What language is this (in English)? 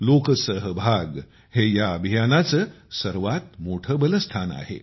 Marathi